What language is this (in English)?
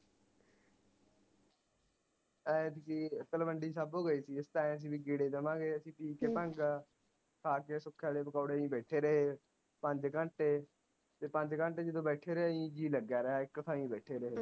Punjabi